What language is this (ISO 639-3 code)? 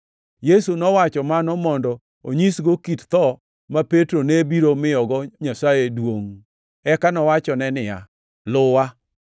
luo